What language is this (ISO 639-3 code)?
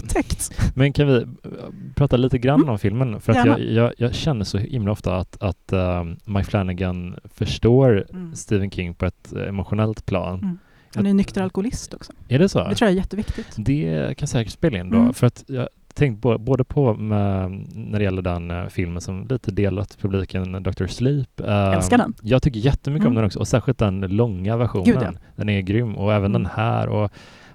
swe